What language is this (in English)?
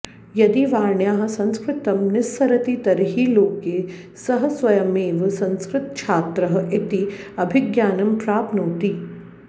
Sanskrit